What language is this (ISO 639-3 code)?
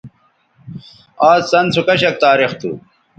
btv